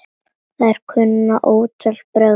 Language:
Icelandic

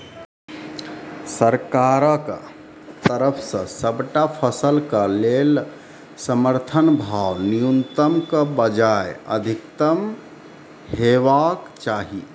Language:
Maithili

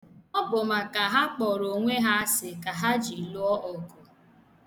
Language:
Igbo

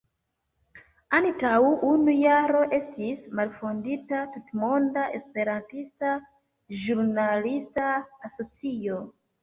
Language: Esperanto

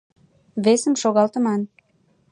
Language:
Mari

